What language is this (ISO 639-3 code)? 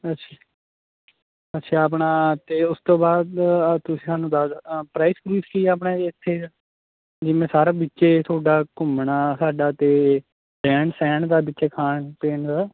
pan